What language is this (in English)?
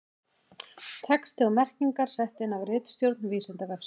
Icelandic